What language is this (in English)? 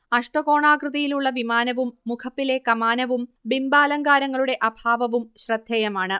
Malayalam